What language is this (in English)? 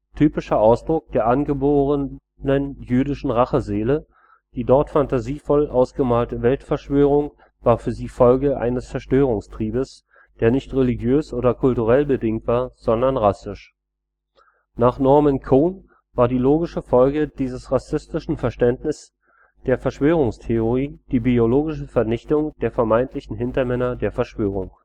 German